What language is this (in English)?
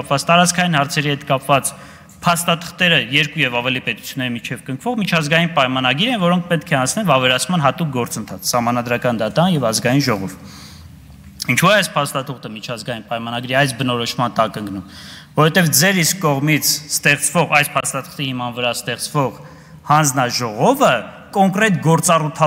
Turkish